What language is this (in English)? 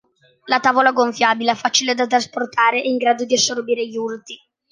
Italian